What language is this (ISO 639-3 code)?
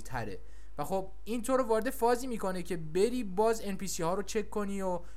fas